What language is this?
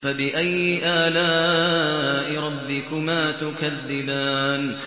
Arabic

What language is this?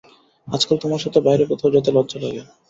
Bangla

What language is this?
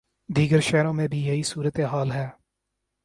Urdu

